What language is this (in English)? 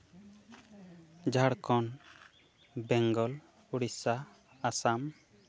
Santali